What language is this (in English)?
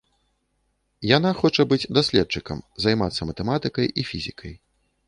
Belarusian